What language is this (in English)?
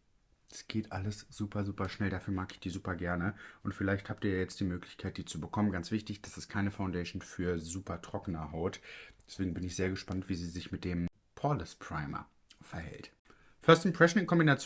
German